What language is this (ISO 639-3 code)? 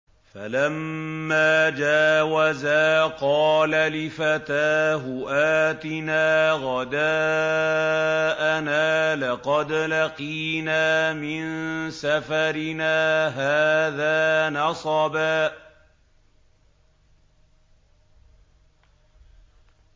ara